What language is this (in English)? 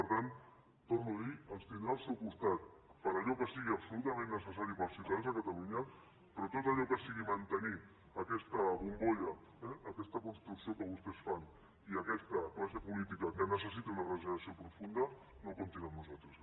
Catalan